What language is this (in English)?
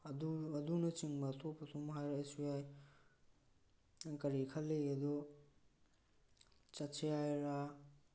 Manipuri